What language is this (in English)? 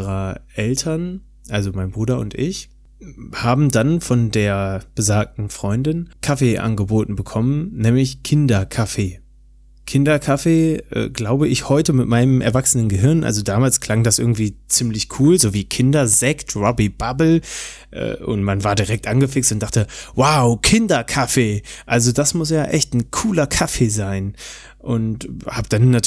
German